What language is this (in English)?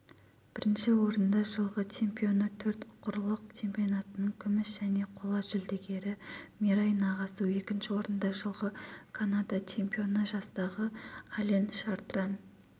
Kazakh